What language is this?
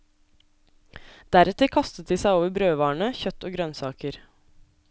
Norwegian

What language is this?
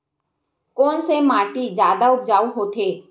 Chhattisgarhi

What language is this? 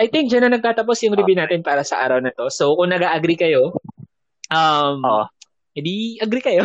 Filipino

